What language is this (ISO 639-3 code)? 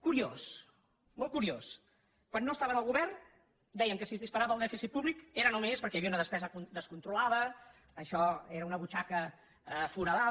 cat